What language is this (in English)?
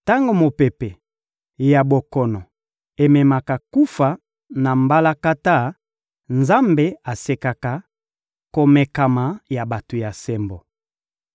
Lingala